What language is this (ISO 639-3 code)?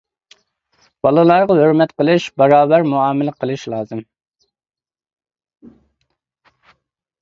uig